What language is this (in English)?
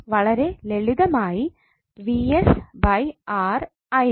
Malayalam